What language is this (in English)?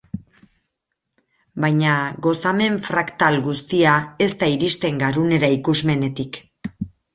Basque